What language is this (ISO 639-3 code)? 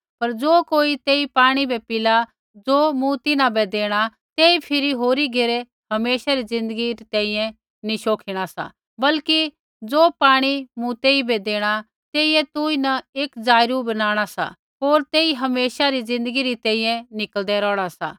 kfx